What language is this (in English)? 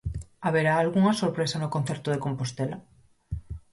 Galician